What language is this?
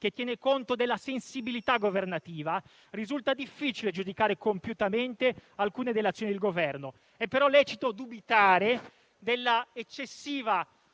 Italian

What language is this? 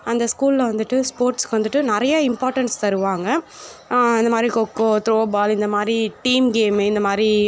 Tamil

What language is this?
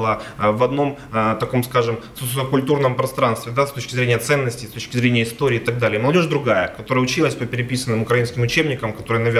Russian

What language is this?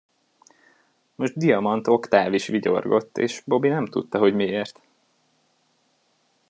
Hungarian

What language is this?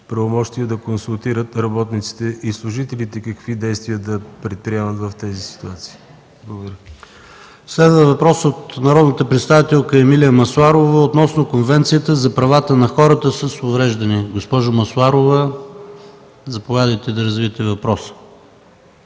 Bulgarian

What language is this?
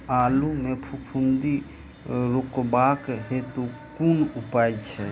Maithili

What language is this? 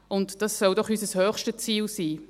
Swiss German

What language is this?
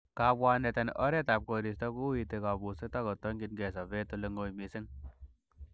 Kalenjin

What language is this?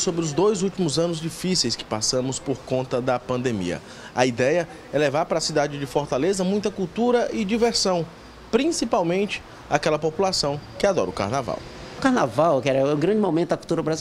Portuguese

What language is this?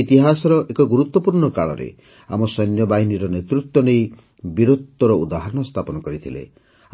Odia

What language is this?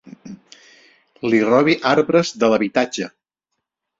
Catalan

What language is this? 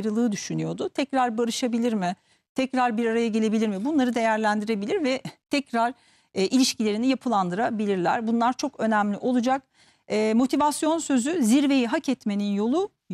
Turkish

